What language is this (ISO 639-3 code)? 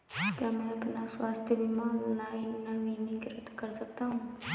hin